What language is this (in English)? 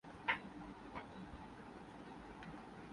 Urdu